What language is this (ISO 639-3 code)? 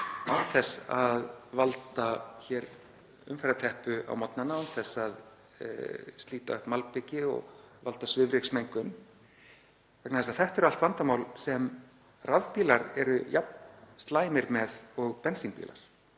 isl